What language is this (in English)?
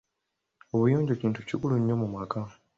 Ganda